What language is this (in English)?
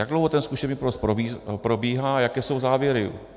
Czech